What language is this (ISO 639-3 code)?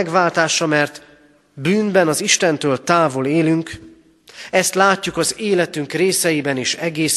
hun